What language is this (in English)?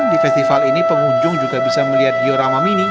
Indonesian